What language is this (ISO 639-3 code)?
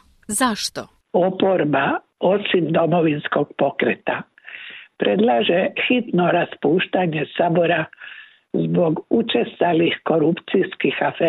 hrv